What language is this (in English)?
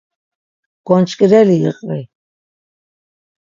Laz